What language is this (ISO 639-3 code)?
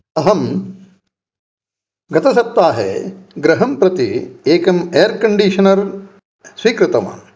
san